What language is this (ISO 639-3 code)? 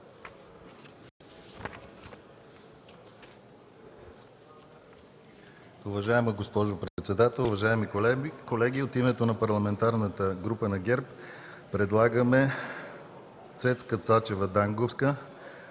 bul